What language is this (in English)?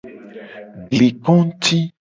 Gen